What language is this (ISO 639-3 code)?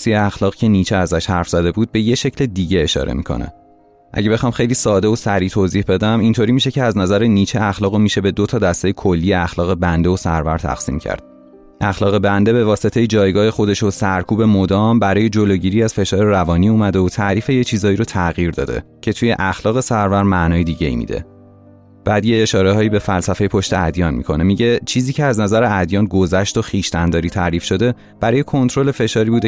fas